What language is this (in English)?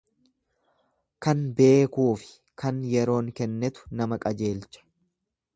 Oromo